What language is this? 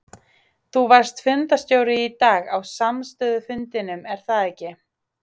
Icelandic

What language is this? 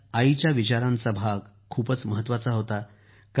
Marathi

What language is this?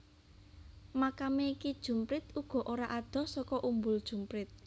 Javanese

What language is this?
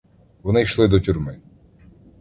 Ukrainian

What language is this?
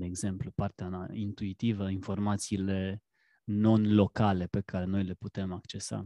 Romanian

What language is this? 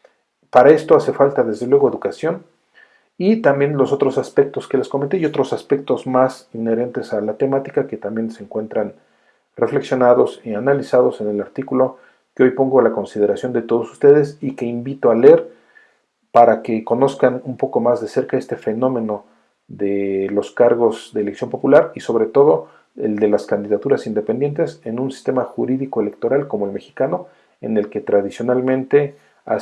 Spanish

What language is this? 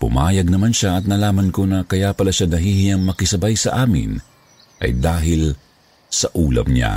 Filipino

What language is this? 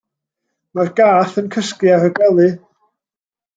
Welsh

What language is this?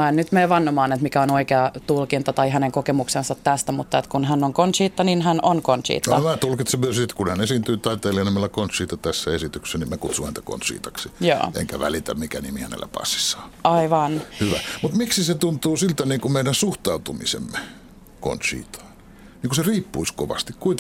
Finnish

